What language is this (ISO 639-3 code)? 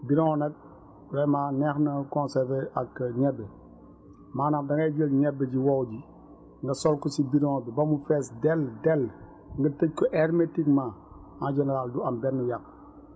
wol